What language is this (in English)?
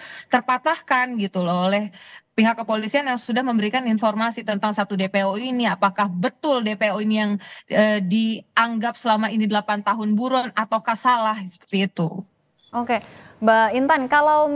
Indonesian